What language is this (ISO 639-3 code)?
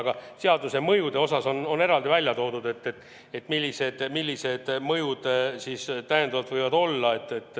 est